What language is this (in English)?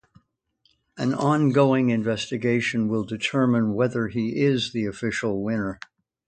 English